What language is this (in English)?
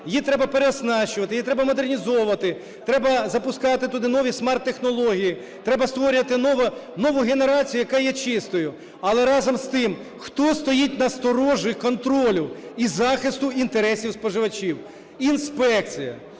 Ukrainian